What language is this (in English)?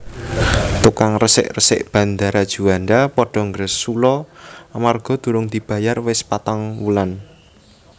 Javanese